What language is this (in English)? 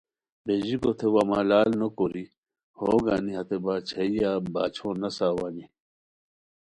Khowar